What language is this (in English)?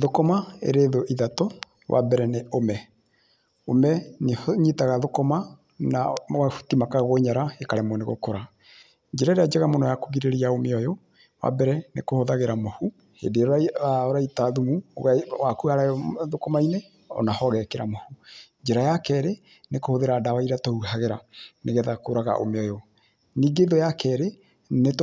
Kikuyu